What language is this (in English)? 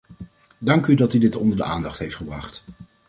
Dutch